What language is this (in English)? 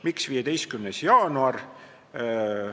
Estonian